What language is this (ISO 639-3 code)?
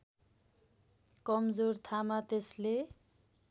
nep